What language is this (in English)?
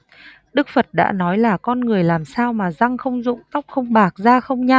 Vietnamese